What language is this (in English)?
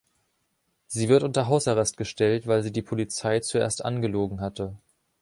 German